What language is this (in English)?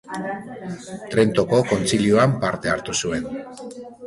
Basque